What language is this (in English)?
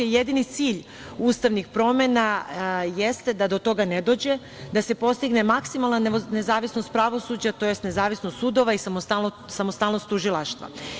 Serbian